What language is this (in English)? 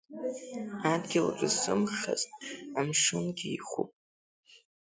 Abkhazian